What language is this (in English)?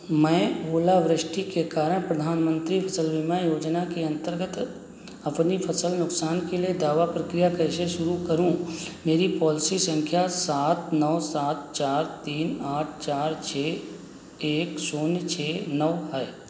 Hindi